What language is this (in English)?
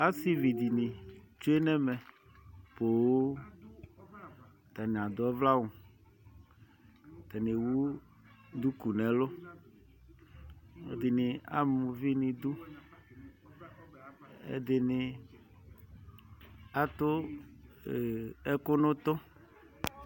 Ikposo